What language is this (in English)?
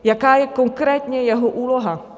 Czech